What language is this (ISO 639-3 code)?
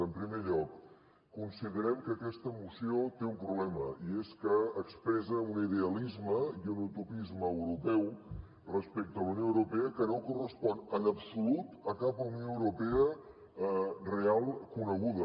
cat